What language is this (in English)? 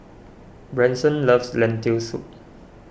English